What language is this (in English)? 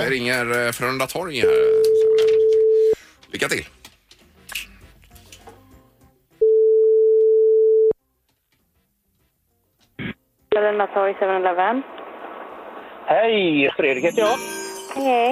Swedish